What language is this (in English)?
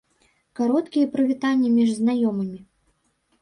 Belarusian